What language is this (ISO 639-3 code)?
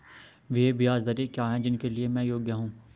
hin